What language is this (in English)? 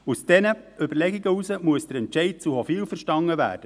Swiss German